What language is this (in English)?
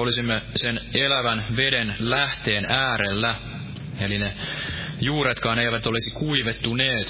Finnish